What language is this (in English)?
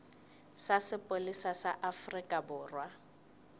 Southern Sotho